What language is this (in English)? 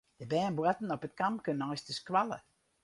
Western Frisian